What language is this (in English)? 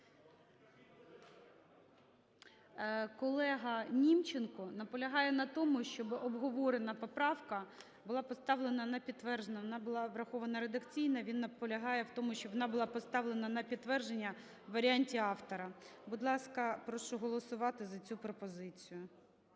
Ukrainian